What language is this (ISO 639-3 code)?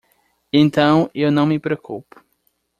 por